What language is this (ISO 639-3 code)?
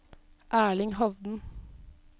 nor